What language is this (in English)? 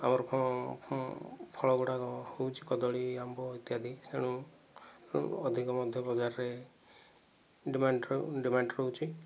Odia